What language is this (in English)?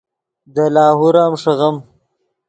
Yidgha